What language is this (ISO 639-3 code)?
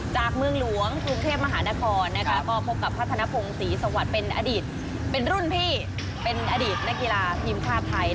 tha